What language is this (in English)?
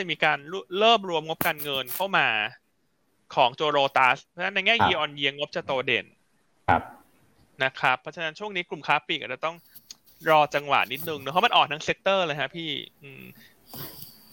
Thai